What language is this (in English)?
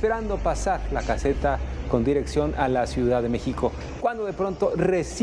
Spanish